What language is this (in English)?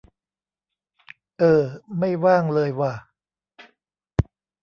Thai